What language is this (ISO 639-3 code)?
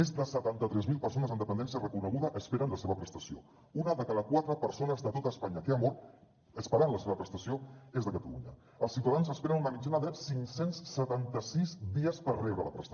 cat